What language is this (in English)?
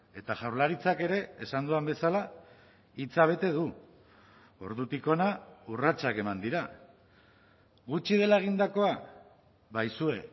Basque